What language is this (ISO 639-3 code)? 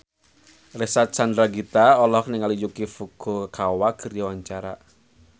sun